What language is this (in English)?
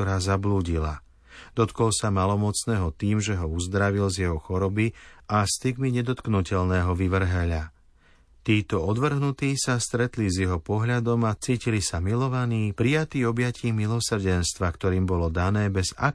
Slovak